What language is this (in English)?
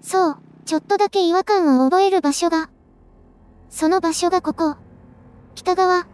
Japanese